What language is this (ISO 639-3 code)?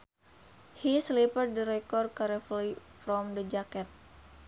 sun